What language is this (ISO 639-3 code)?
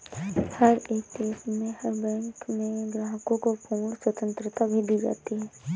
hin